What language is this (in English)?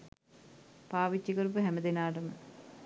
Sinhala